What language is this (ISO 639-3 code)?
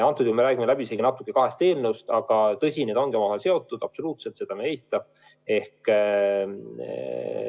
est